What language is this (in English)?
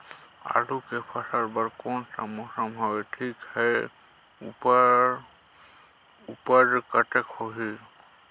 Chhattisgarhi